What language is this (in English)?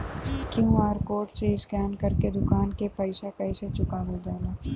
Bhojpuri